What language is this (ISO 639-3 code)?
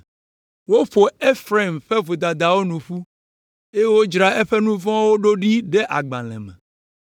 ewe